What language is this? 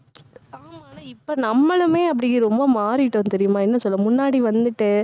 Tamil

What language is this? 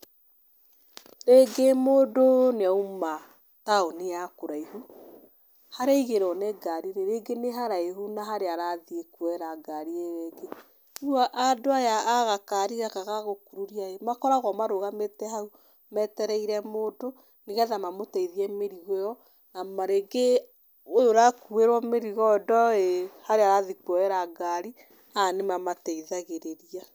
Kikuyu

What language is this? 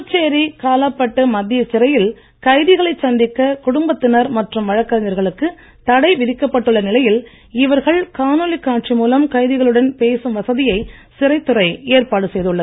Tamil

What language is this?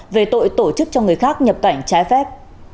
Vietnamese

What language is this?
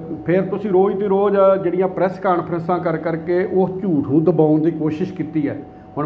Punjabi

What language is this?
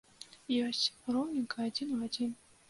Belarusian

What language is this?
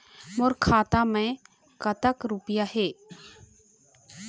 Chhattisgarhi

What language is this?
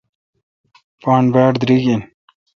Kalkoti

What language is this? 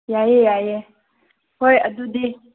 Manipuri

